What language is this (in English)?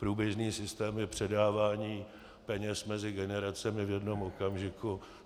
Czech